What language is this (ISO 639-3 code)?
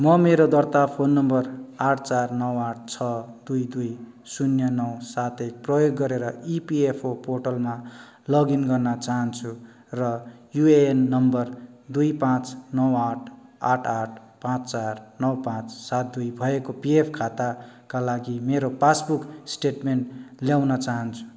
nep